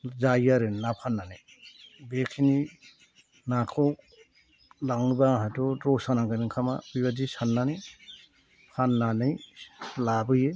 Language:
Bodo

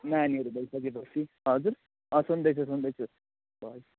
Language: Nepali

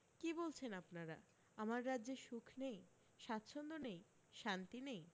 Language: Bangla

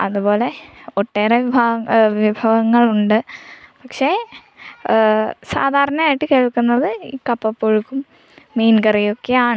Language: Malayalam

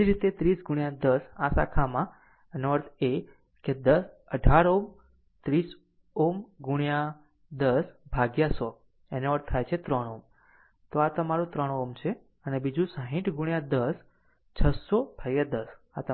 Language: Gujarati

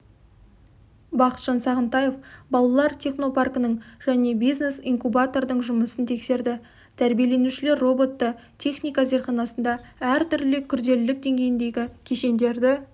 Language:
Kazakh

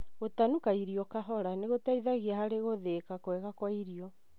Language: Kikuyu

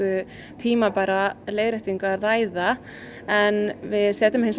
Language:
Icelandic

